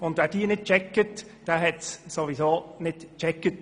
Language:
Swiss German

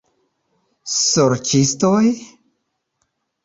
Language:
Esperanto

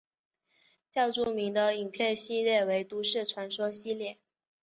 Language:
Chinese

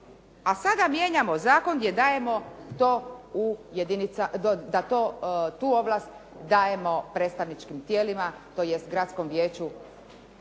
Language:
Croatian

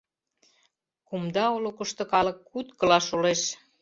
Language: Mari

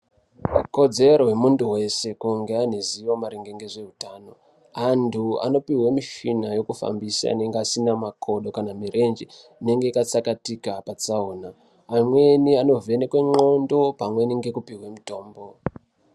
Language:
Ndau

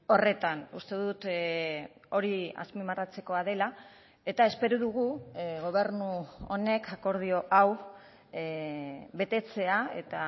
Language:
Basque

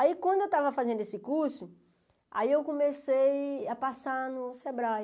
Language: Portuguese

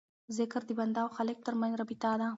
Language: Pashto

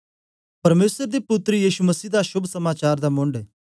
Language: Dogri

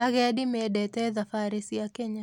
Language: Kikuyu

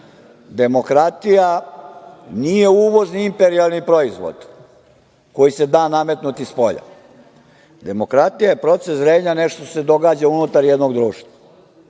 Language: Serbian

